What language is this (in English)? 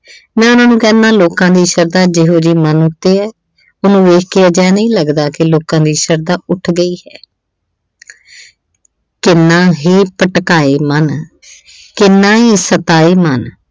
Punjabi